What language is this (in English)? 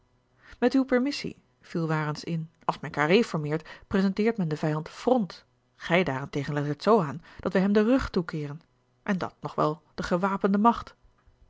Dutch